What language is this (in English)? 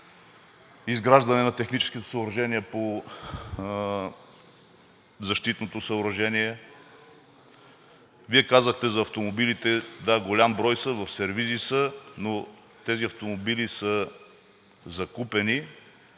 Bulgarian